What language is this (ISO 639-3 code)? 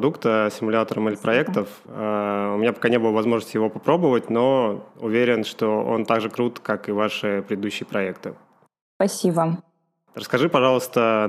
rus